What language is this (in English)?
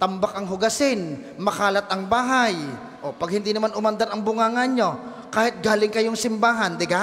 Filipino